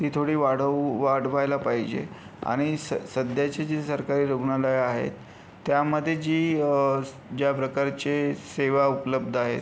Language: Marathi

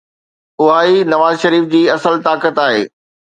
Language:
Sindhi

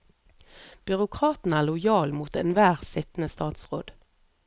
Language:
Norwegian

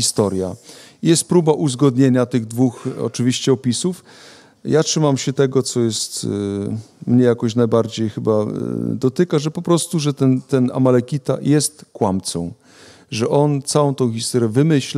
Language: Polish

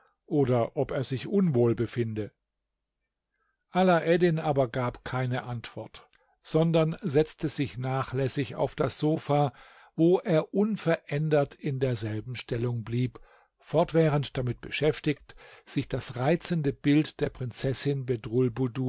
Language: German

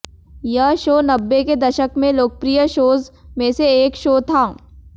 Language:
Hindi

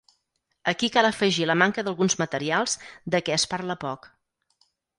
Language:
Catalan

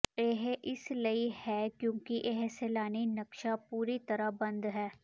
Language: Punjabi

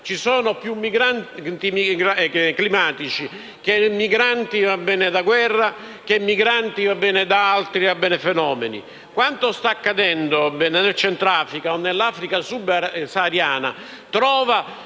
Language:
Italian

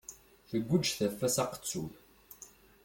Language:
Kabyle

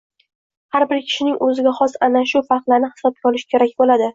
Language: Uzbek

